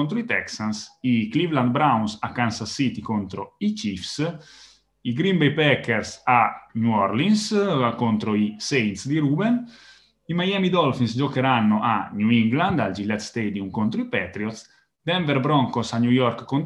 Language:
Italian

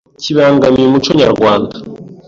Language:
Kinyarwanda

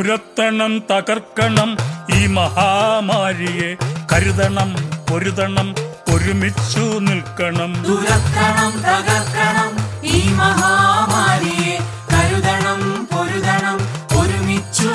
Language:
Malayalam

